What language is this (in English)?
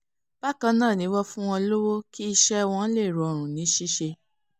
Yoruba